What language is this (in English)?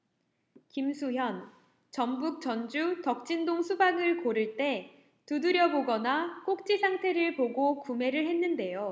Korean